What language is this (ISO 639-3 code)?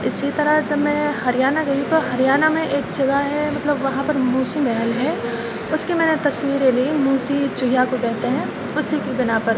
urd